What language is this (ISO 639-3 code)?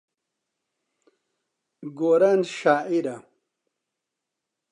ckb